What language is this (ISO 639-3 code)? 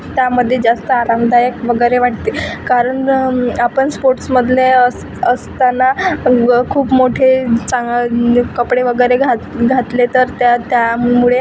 mar